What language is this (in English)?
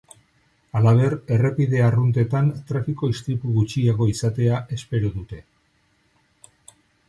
Basque